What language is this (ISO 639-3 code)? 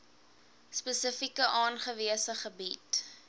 afr